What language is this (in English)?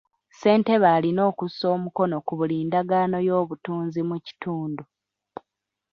Ganda